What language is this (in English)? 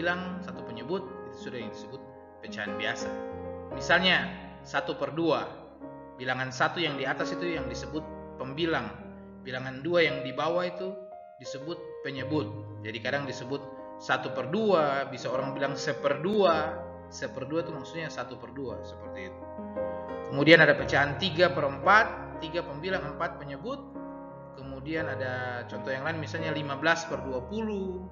Indonesian